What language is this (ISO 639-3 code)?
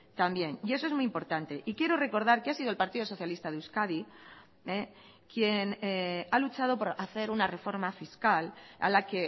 spa